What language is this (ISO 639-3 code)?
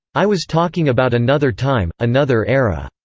eng